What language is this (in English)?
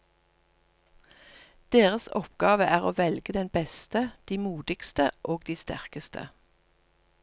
Norwegian